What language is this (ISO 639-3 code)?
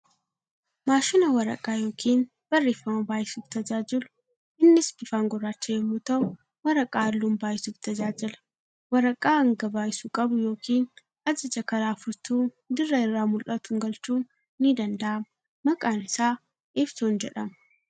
orm